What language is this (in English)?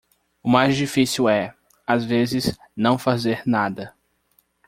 Portuguese